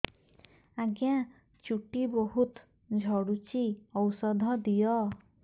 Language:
Odia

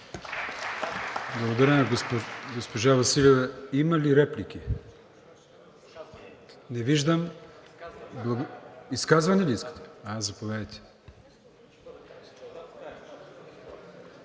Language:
Bulgarian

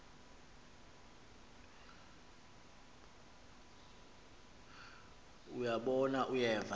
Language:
Xhosa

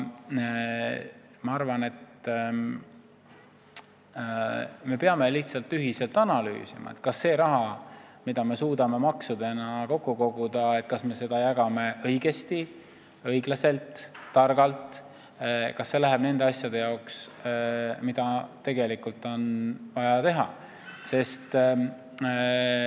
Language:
Estonian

